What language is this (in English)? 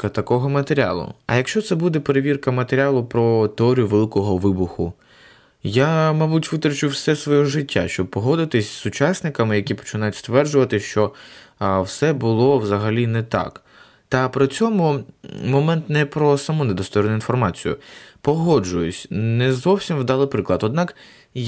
Ukrainian